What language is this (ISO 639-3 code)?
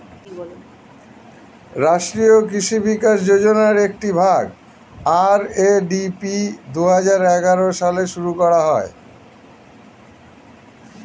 ben